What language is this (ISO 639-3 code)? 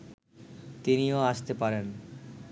ben